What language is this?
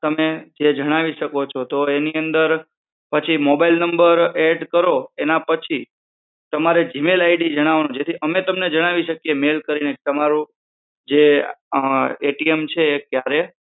Gujarati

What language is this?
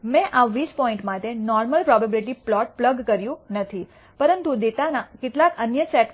Gujarati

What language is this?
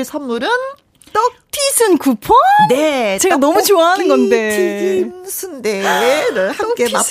Korean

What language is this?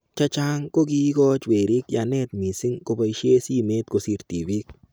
Kalenjin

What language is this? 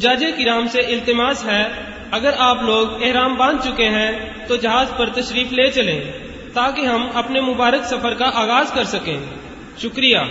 Urdu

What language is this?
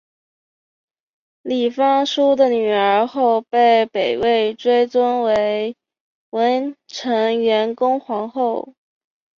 Chinese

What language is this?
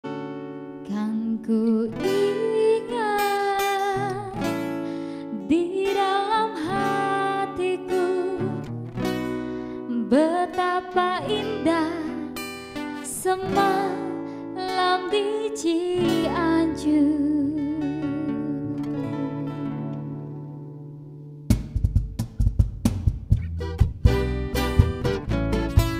Indonesian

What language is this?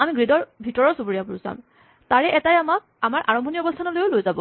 Assamese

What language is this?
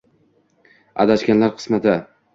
Uzbek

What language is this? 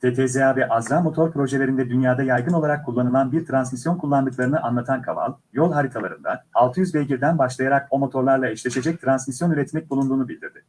Turkish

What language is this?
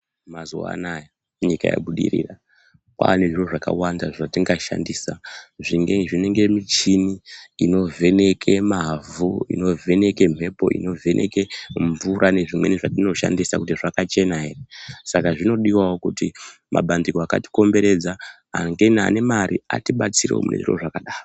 Ndau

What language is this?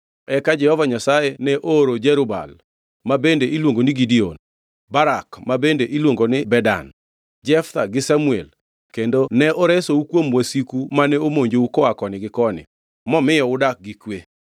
Luo (Kenya and Tanzania)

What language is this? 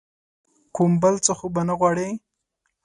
Pashto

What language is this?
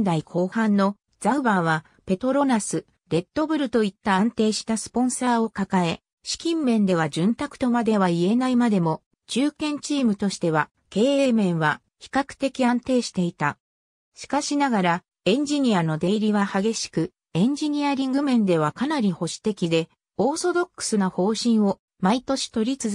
Japanese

